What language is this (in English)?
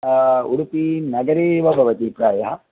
Sanskrit